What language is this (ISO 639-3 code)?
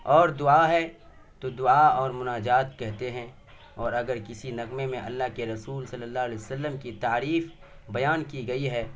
urd